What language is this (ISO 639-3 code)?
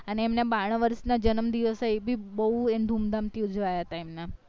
guj